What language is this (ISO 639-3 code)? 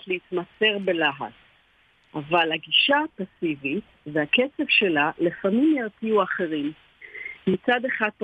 heb